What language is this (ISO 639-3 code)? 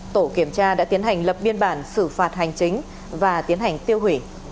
vie